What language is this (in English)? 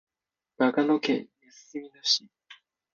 Japanese